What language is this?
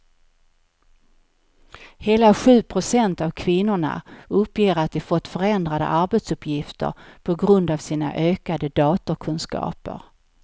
Swedish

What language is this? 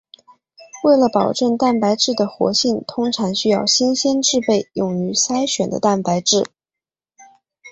Chinese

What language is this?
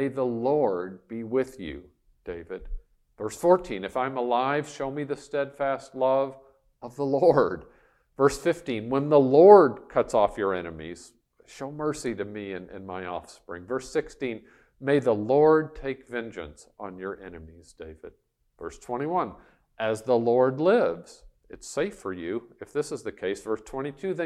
English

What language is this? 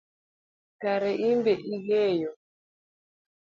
Luo (Kenya and Tanzania)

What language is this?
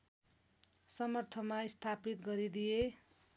Nepali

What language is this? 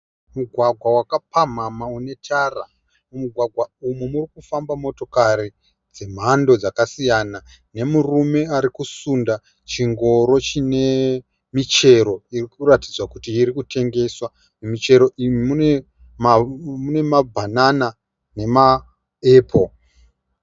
Shona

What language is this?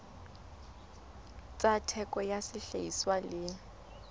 Southern Sotho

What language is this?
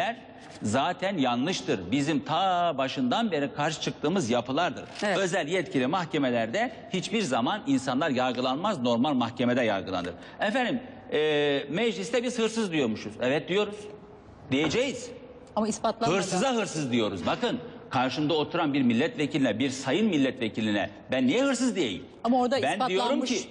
Turkish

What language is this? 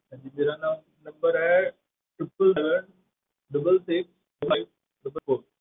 Punjabi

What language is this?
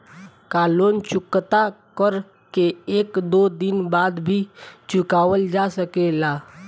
Bhojpuri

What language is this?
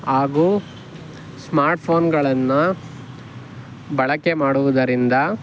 Kannada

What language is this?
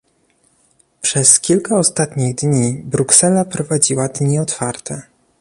Polish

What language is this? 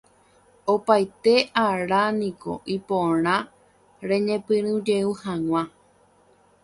Guarani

